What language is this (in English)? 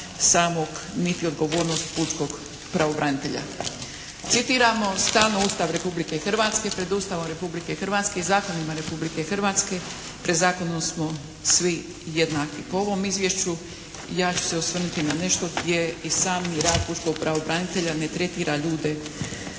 Croatian